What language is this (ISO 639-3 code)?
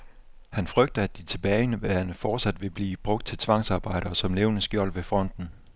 dan